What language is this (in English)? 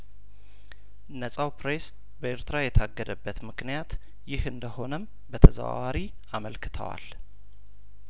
Amharic